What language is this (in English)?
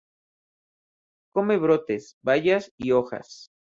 Spanish